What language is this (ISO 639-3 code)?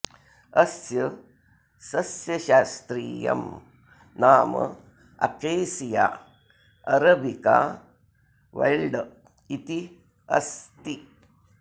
san